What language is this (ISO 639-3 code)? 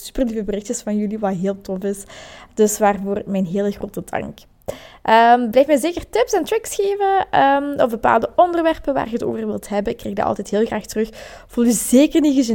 nld